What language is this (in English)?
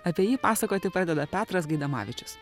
Lithuanian